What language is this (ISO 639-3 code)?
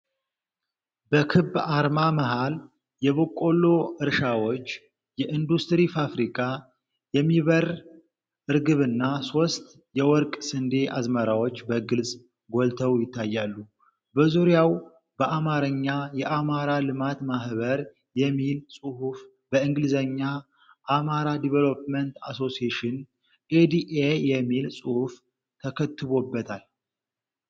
amh